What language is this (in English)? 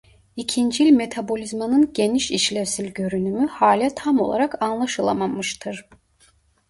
Turkish